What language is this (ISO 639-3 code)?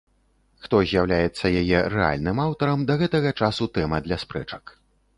bel